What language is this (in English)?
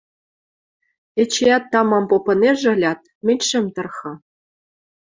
Western Mari